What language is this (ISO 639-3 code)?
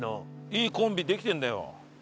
jpn